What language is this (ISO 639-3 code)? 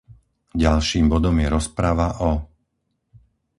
slk